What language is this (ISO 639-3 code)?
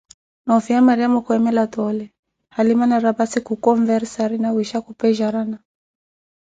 eko